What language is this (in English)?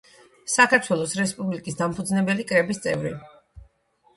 Georgian